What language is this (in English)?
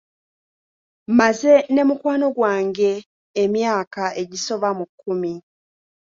Ganda